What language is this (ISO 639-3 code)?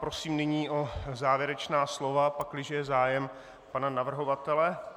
ces